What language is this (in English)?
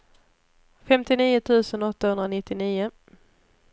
Swedish